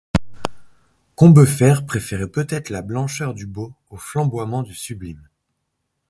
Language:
French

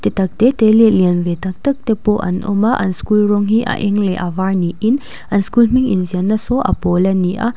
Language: Mizo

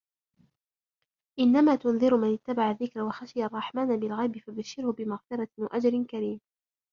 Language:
Arabic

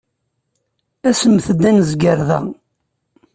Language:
Kabyle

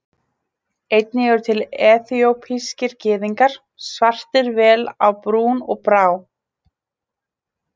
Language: Icelandic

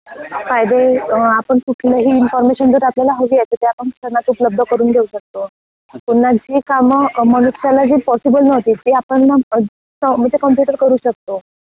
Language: Marathi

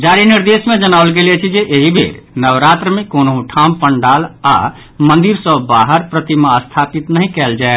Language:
Maithili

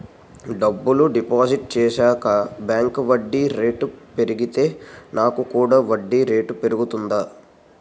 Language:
Telugu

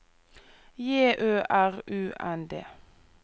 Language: Norwegian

